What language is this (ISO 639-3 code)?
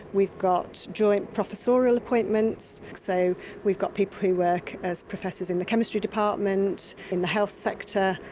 eng